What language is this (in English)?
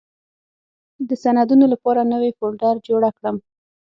Pashto